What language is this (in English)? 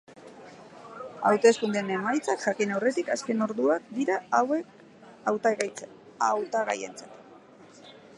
Basque